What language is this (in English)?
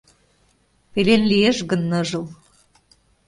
Mari